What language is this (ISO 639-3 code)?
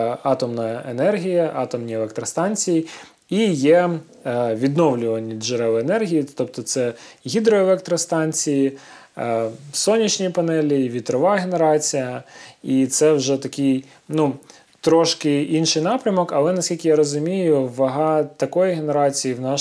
ukr